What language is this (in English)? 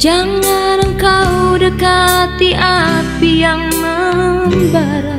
Indonesian